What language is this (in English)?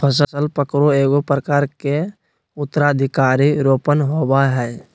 Magahi